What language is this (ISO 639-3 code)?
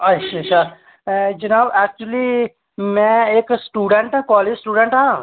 doi